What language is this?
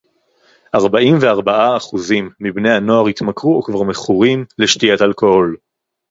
Hebrew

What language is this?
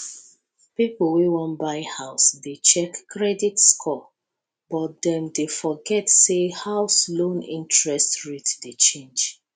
Nigerian Pidgin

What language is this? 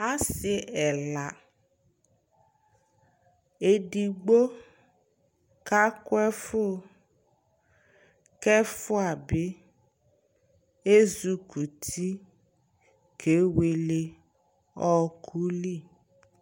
Ikposo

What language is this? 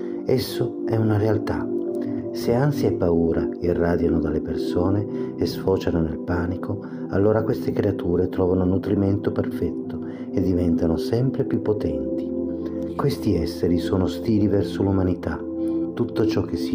Italian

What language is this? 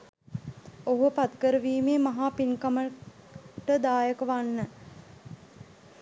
Sinhala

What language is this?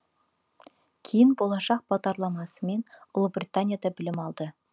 Kazakh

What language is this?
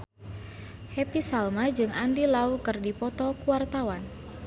Sundanese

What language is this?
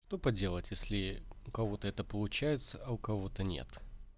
Russian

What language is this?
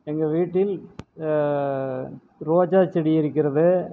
Tamil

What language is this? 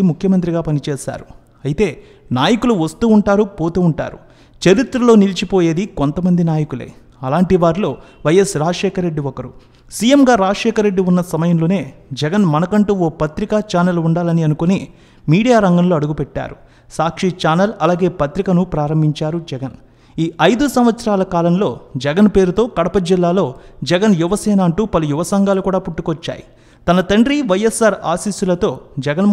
Telugu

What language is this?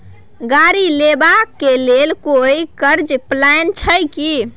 Maithili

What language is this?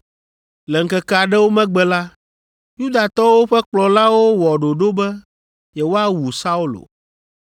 Ewe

